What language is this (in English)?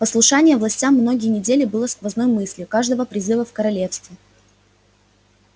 Russian